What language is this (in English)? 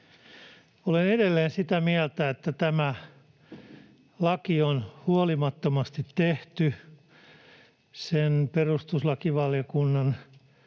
Finnish